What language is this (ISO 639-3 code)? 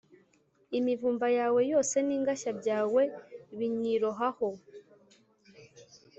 kin